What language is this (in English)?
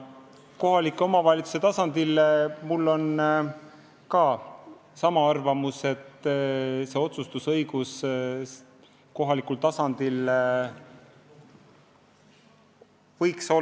Estonian